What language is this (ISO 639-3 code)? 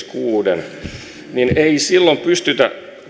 fin